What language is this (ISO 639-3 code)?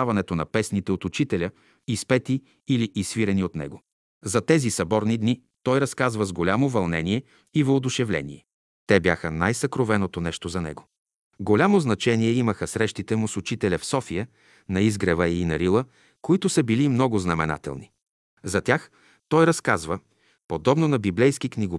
bul